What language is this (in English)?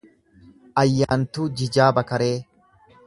Oromo